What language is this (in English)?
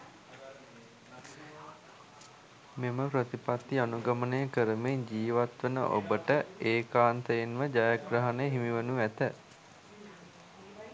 Sinhala